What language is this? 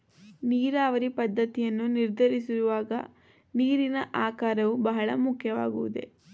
Kannada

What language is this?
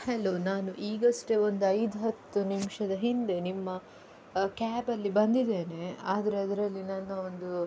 Kannada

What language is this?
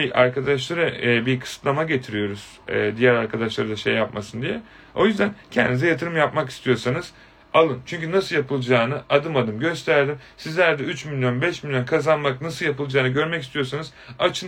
Turkish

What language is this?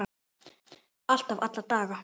Icelandic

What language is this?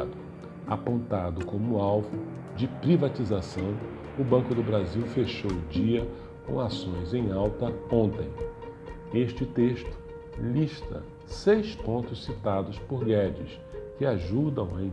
Portuguese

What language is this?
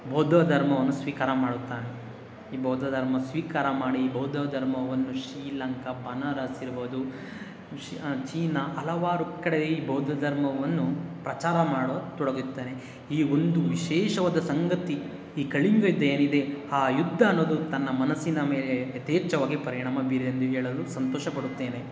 Kannada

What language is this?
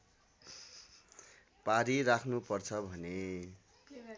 Nepali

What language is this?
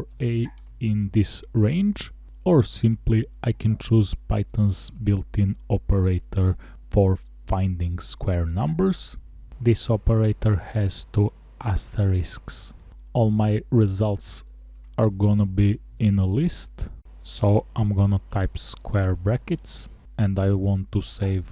English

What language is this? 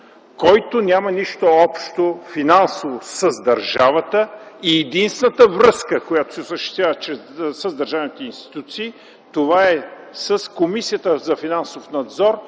Bulgarian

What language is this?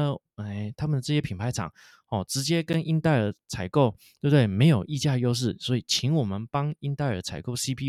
Chinese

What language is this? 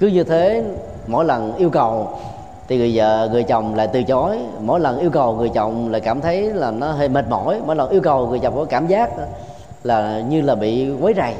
Vietnamese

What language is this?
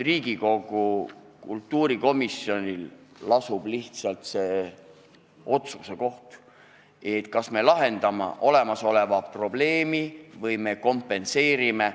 Estonian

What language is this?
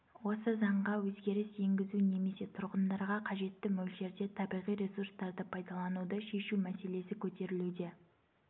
Kazakh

